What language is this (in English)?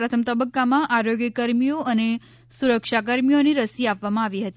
Gujarati